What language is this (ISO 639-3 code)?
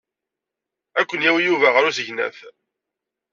kab